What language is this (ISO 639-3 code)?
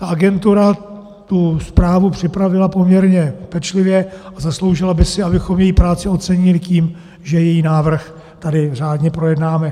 ces